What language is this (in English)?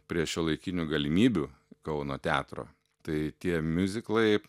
Lithuanian